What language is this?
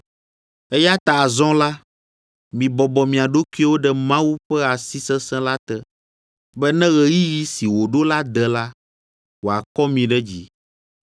Ewe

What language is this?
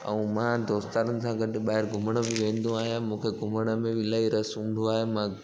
Sindhi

